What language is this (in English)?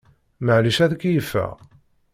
Kabyle